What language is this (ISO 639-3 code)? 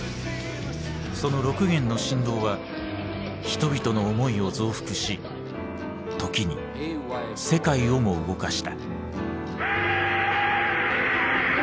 jpn